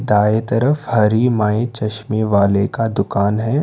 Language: Hindi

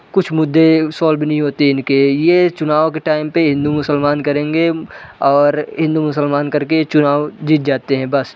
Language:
Hindi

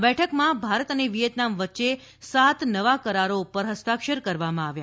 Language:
Gujarati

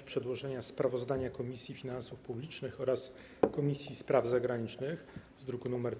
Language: Polish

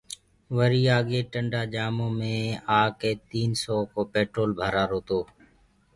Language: Gurgula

